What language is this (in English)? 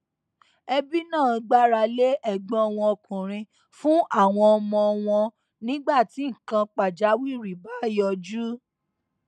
Yoruba